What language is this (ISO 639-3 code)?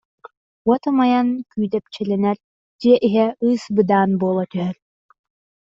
sah